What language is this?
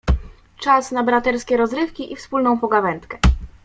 Polish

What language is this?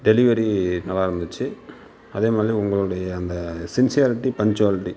Tamil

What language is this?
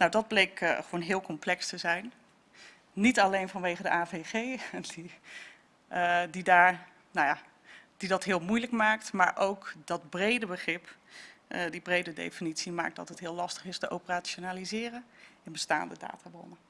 Dutch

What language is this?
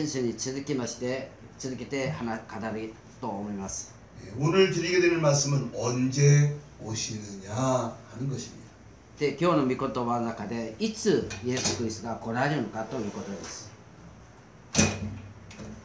Korean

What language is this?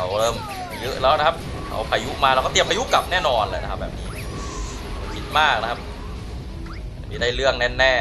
Thai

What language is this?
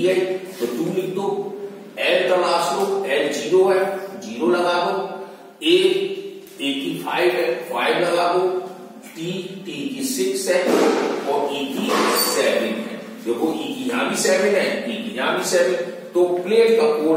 Hindi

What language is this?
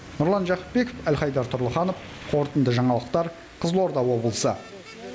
Kazakh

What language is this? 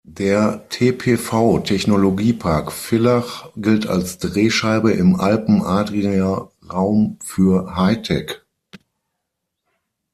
German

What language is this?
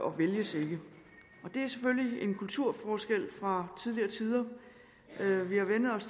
Danish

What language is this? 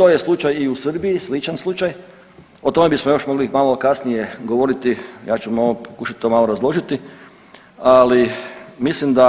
Croatian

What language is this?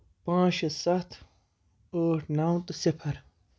Kashmiri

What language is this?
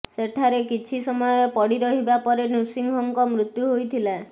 Odia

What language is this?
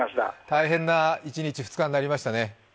Japanese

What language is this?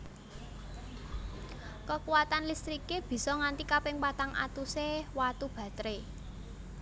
Javanese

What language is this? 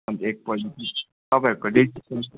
Nepali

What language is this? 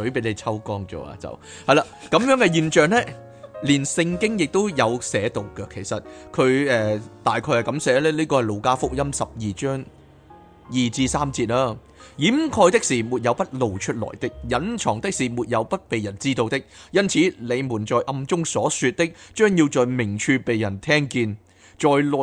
Chinese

